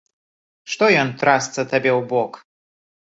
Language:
Belarusian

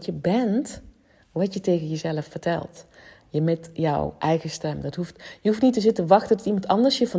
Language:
Dutch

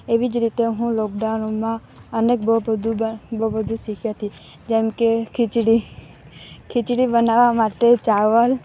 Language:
Gujarati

